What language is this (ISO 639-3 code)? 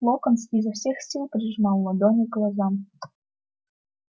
rus